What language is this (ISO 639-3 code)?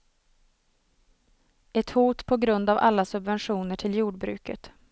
swe